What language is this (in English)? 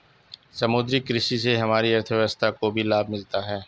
Hindi